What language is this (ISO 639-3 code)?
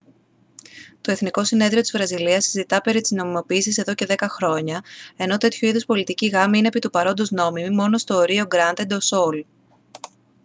ell